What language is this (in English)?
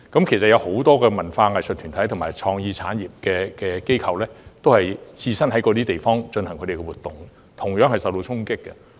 Cantonese